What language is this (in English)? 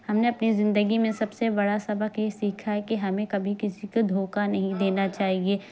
Urdu